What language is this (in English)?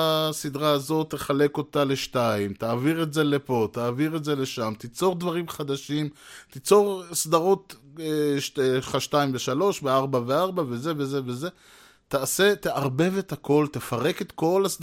Hebrew